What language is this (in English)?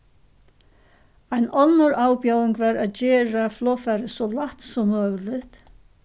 Faroese